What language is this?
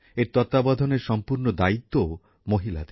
Bangla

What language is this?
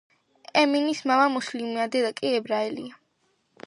Georgian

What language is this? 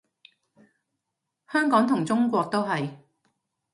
Cantonese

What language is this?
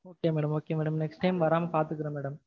Tamil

